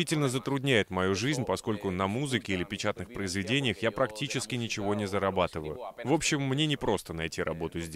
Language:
Russian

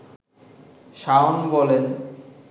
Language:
Bangla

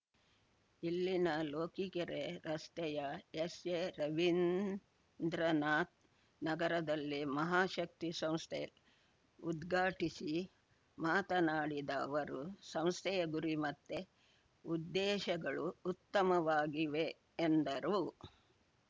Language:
Kannada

